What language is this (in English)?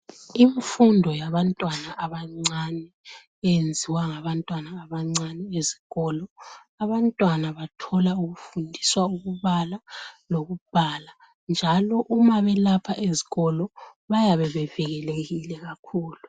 North Ndebele